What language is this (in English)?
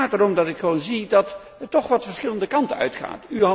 Dutch